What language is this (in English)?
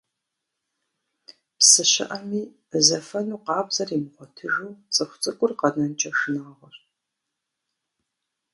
Kabardian